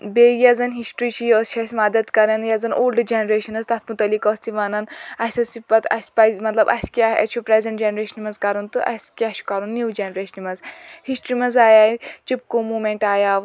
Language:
Kashmiri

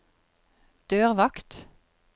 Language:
Norwegian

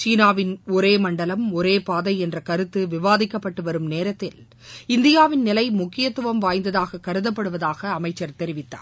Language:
Tamil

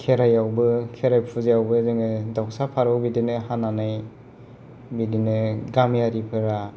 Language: Bodo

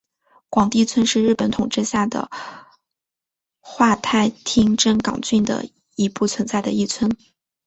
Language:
Chinese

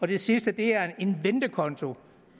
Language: Danish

